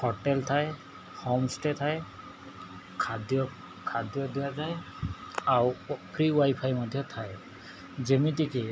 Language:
Odia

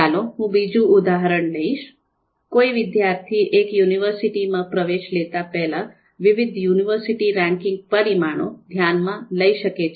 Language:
Gujarati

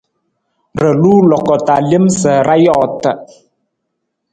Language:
Nawdm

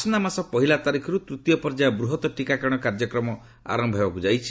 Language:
Odia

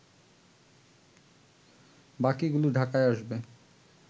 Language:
Bangla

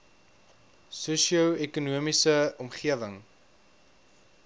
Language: Afrikaans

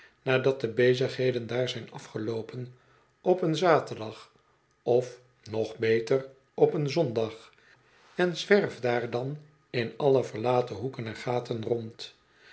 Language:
Dutch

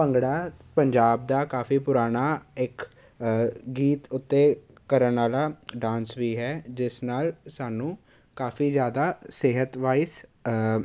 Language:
Punjabi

